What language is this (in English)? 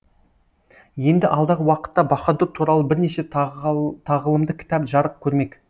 Kazakh